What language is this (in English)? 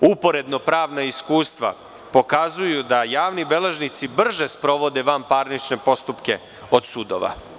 Serbian